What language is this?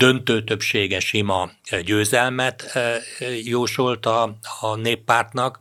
Hungarian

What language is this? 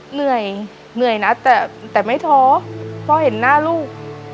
Thai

